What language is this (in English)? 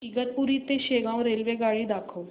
Marathi